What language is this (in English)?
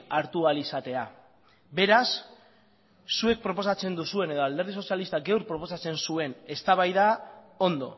Basque